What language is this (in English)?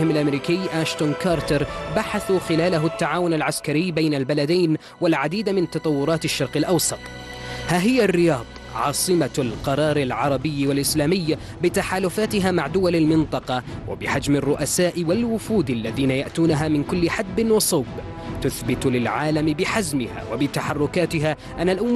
Arabic